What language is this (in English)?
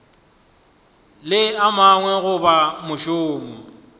Northern Sotho